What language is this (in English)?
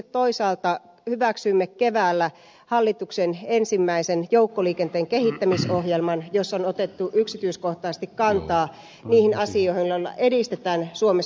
Finnish